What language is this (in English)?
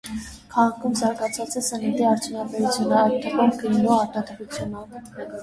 Armenian